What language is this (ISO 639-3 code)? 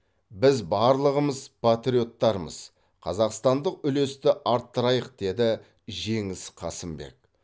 kaz